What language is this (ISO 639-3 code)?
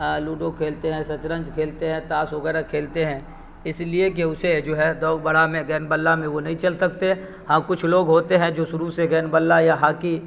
urd